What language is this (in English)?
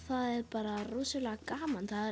Icelandic